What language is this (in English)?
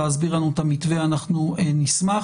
Hebrew